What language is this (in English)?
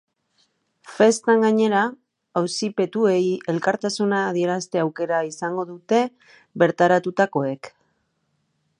Basque